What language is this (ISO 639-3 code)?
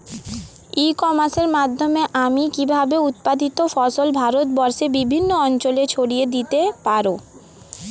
ben